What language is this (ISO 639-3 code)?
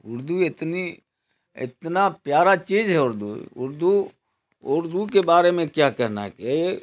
urd